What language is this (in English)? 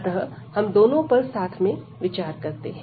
Hindi